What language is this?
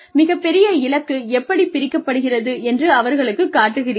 Tamil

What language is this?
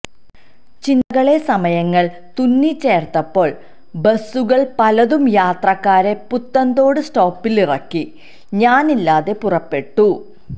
Malayalam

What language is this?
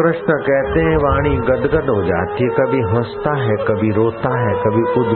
Hindi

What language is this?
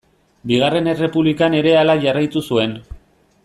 Basque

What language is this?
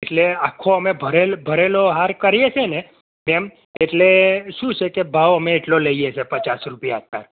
Gujarati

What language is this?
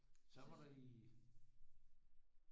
Danish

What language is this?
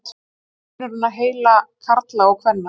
Icelandic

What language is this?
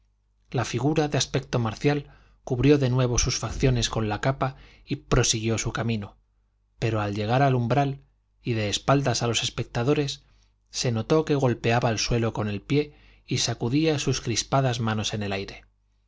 Spanish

